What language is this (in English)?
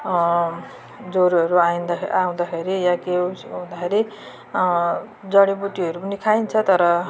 Nepali